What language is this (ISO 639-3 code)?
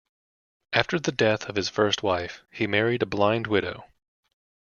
eng